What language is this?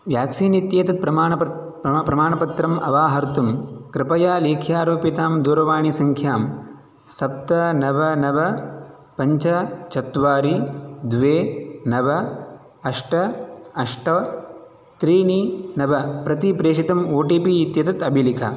Sanskrit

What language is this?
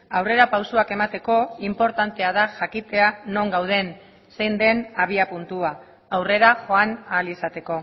Basque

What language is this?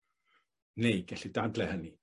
Welsh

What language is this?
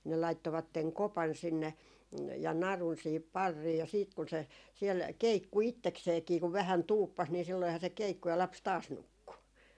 Finnish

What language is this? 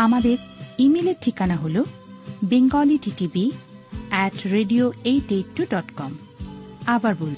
Bangla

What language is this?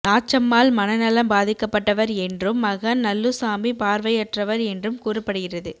Tamil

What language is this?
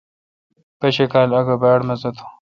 Kalkoti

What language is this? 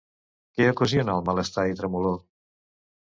Catalan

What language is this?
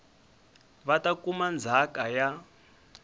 Tsonga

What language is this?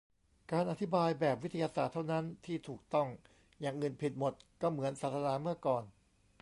Thai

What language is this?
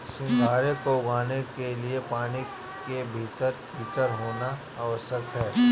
Hindi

